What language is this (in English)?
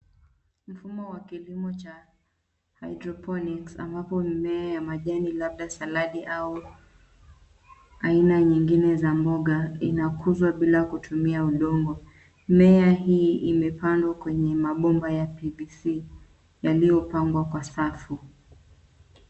Swahili